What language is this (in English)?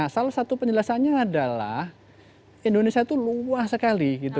Indonesian